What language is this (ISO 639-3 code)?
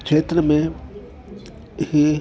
snd